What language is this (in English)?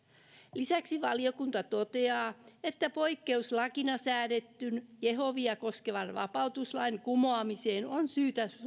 Finnish